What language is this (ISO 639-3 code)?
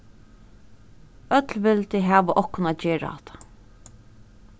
fao